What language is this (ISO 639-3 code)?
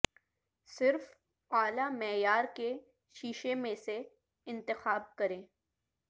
urd